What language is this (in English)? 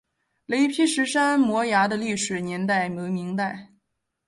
Chinese